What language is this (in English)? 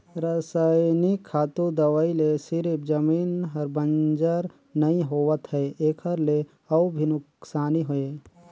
Chhattisgarhi